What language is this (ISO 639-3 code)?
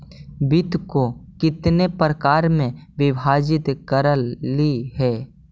mag